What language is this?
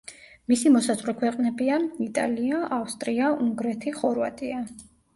Georgian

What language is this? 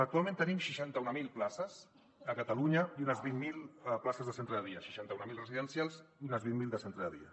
Catalan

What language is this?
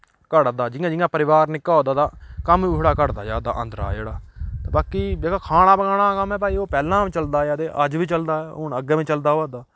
Dogri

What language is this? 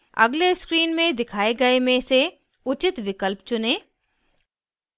Hindi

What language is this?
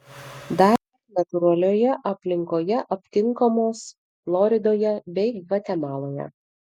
Lithuanian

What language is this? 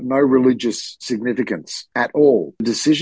Indonesian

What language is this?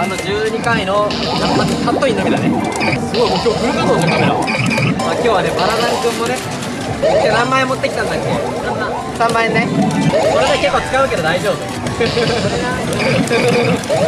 Japanese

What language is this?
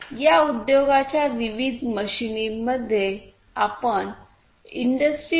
Marathi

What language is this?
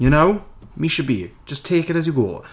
Welsh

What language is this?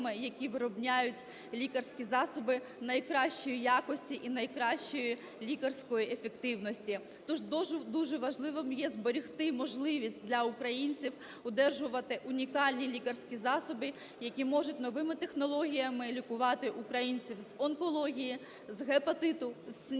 Ukrainian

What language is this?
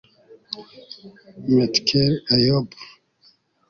Kinyarwanda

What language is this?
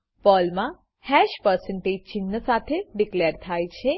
Gujarati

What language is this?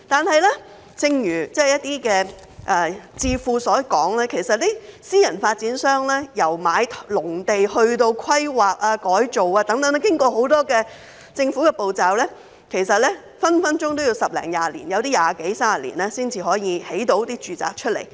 Cantonese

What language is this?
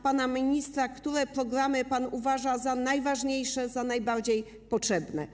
Polish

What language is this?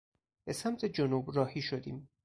Persian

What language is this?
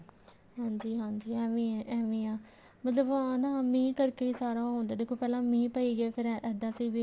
Punjabi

